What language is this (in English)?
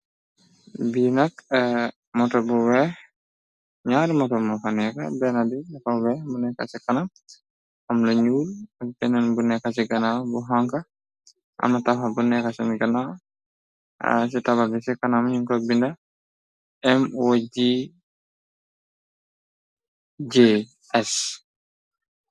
Wolof